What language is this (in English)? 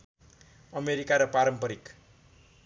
Nepali